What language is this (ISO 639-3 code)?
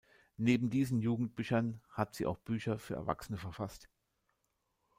deu